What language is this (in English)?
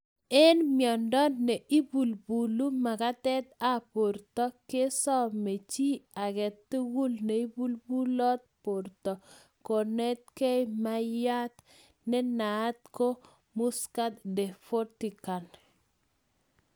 Kalenjin